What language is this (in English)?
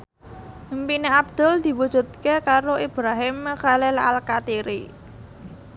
Javanese